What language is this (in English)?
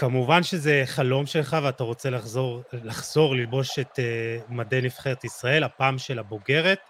Hebrew